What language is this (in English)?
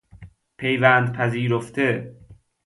Persian